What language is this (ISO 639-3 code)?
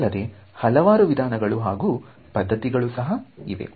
kan